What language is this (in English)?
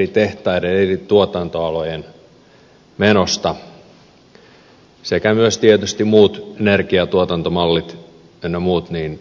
Finnish